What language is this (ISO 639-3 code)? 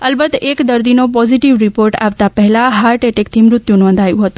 guj